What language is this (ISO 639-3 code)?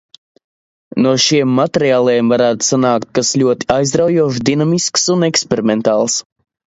lav